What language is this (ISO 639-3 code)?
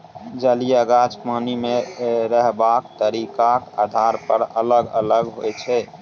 mai